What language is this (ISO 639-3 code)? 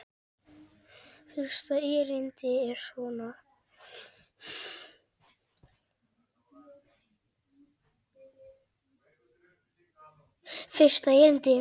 isl